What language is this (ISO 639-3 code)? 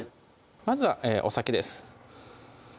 jpn